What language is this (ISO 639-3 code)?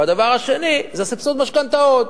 heb